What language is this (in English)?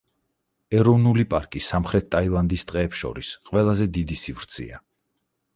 Georgian